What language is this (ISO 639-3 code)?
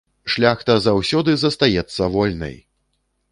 bel